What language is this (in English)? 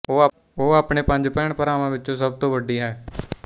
Punjabi